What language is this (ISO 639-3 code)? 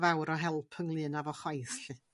cym